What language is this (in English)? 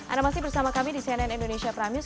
Indonesian